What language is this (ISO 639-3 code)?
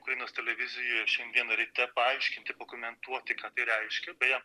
lit